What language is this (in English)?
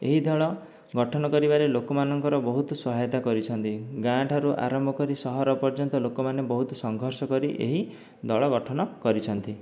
Odia